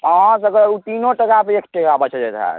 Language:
Maithili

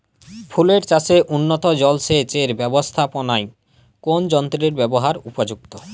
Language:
Bangla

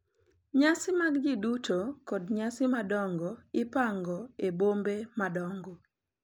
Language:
Luo (Kenya and Tanzania)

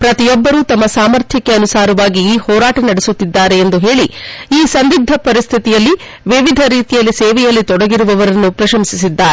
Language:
Kannada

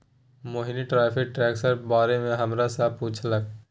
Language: Maithili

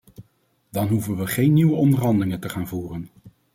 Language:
Dutch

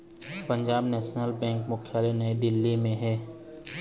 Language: Chhattisgarhi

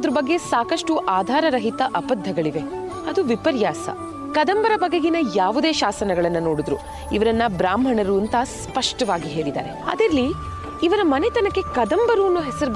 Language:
Kannada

